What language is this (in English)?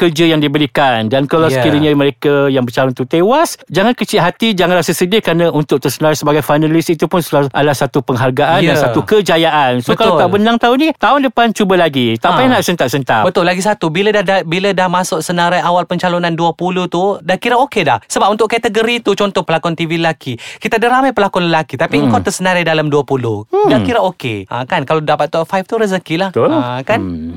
Malay